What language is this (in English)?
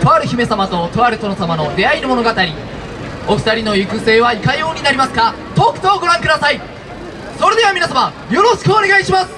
Japanese